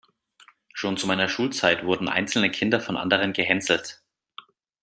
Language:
German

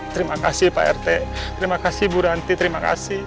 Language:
Indonesian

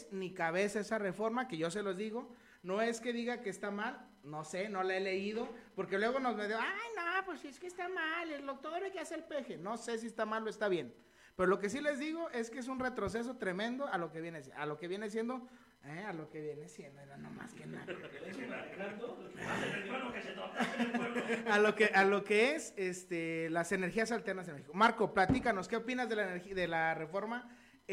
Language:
Spanish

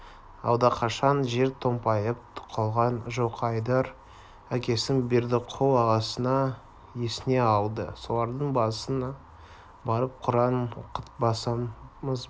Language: Kazakh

